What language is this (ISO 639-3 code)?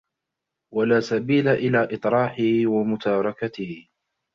ara